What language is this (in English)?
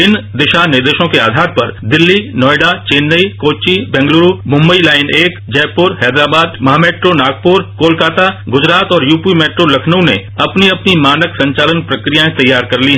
Hindi